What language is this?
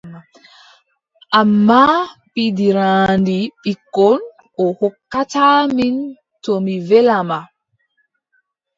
Adamawa Fulfulde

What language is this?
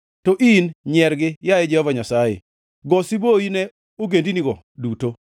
Luo (Kenya and Tanzania)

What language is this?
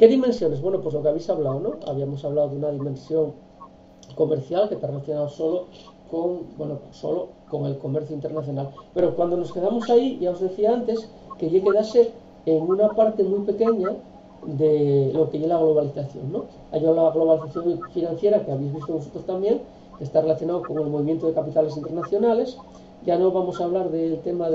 Spanish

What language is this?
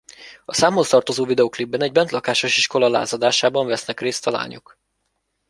Hungarian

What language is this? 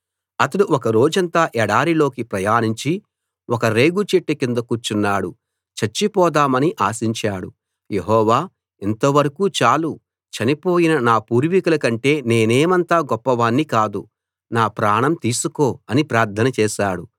Telugu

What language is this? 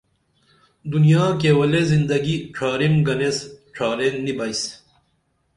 Dameli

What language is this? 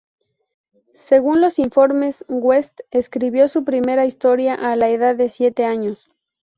Spanish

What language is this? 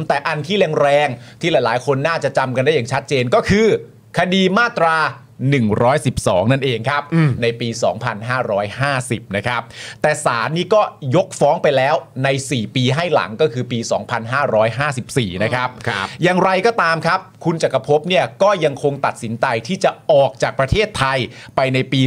Thai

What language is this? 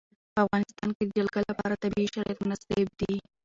Pashto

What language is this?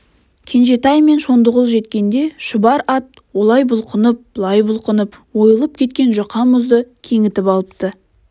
Kazakh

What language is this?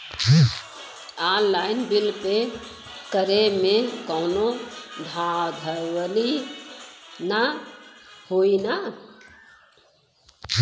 Bhojpuri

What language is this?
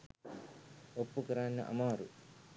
Sinhala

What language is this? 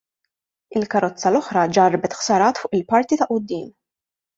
Maltese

